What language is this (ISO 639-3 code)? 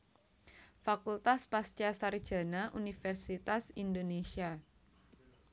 jav